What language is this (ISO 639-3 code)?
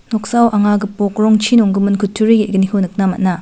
grt